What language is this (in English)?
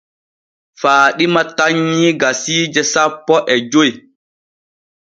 Borgu Fulfulde